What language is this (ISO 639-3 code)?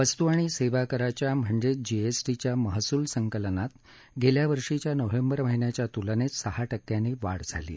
mar